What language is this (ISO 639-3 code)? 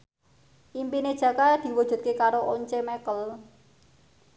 jav